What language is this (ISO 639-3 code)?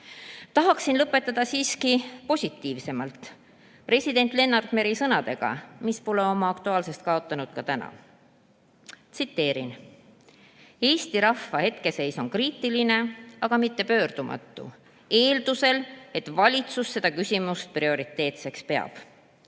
est